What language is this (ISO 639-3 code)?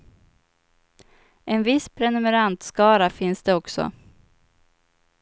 swe